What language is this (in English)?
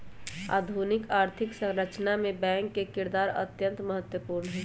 Magahi